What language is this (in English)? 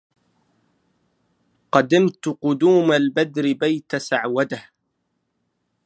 Arabic